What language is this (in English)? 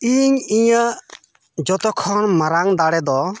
Santali